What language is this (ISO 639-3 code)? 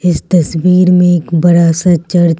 hin